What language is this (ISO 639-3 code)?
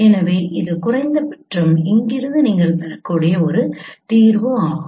tam